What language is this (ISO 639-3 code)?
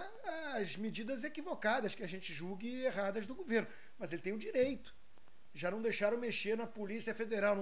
por